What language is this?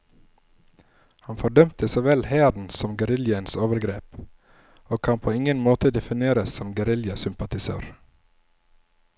Norwegian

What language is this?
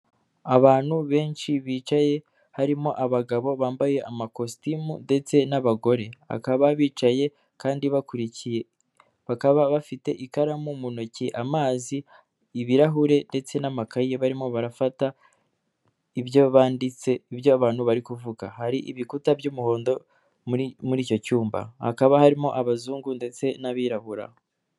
Kinyarwanda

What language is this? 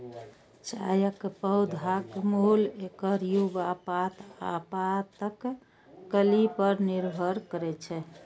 Maithili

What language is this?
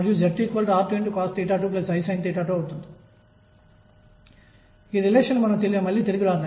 Telugu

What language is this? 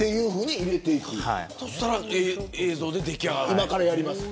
Japanese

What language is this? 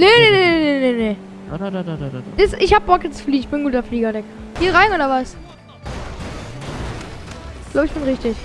German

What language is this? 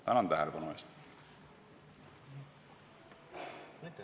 Estonian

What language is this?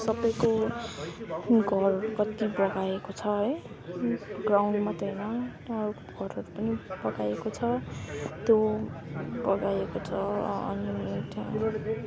Nepali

